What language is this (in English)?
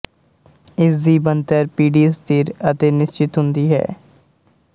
Punjabi